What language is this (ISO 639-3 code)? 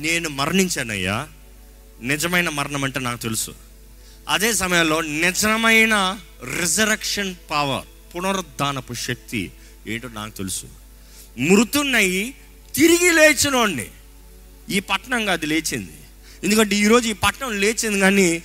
tel